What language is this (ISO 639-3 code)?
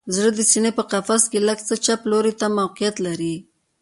pus